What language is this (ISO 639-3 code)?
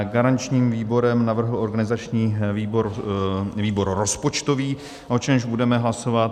ces